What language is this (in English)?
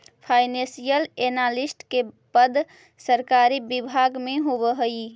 Magahi